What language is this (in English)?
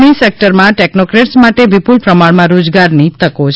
Gujarati